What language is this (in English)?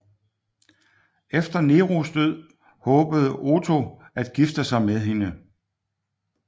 Danish